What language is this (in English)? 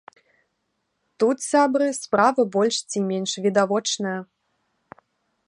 Belarusian